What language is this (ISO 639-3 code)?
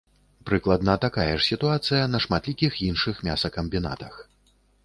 bel